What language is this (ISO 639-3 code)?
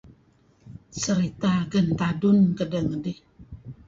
kzi